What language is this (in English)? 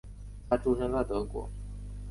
Chinese